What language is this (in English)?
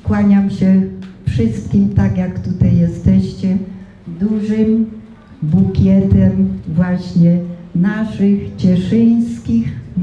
Polish